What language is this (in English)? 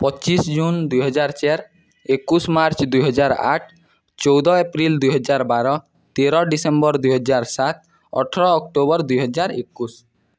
Odia